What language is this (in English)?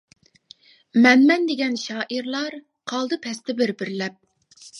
Uyghur